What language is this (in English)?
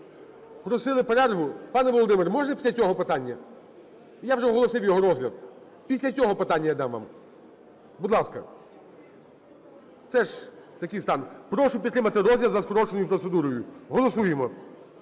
Ukrainian